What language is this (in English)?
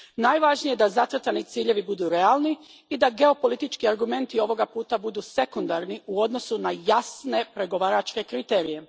Croatian